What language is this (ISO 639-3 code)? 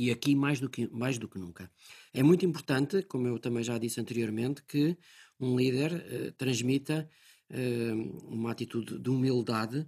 por